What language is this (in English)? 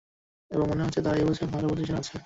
Bangla